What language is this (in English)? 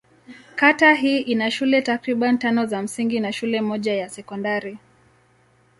Swahili